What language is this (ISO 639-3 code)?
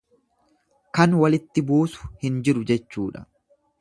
orm